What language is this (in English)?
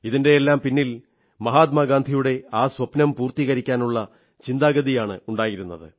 Malayalam